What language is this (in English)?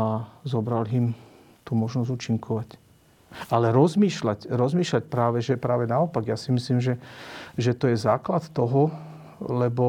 Slovak